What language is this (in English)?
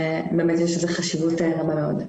Hebrew